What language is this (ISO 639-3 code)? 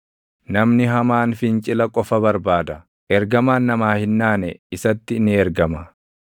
orm